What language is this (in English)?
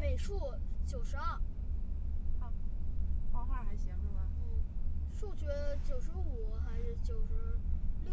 Chinese